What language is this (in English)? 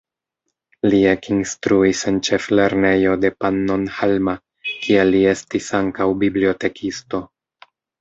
Esperanto